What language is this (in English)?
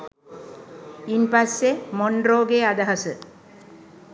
Sinhala